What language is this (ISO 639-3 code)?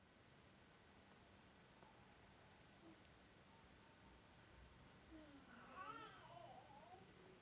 kaz